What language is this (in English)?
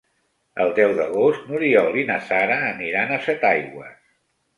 Catalan